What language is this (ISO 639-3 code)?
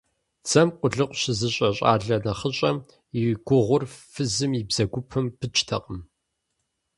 kbd